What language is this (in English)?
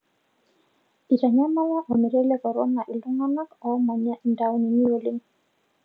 Masai